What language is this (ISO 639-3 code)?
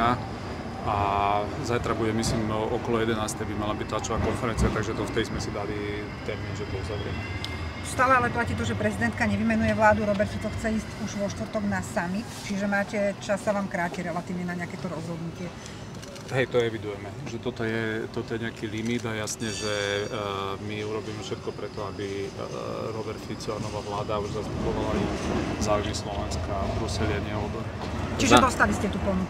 slk